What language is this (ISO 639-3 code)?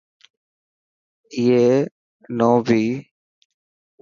mki